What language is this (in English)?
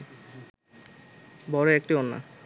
Bangla